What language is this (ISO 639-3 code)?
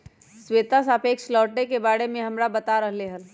mag